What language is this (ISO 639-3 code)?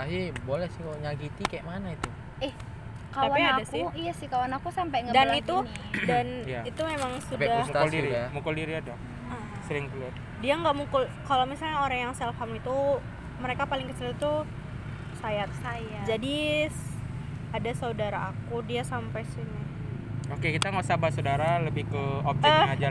ind